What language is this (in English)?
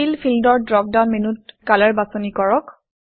Assamese